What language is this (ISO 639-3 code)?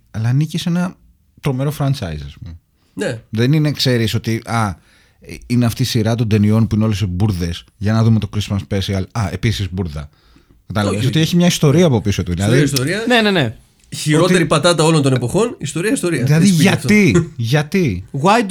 ell